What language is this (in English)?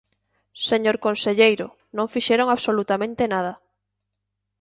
Galician